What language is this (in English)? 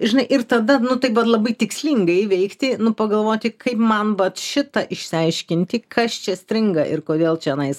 Lithuanian